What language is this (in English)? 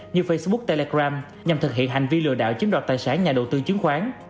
Vietnamese